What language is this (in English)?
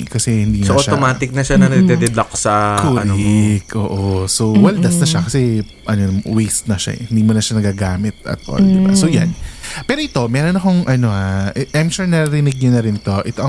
Filipino